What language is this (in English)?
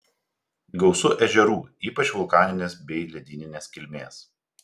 Lithuanian